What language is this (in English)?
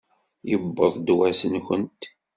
Kabyle